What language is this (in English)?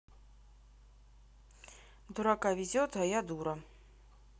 Russian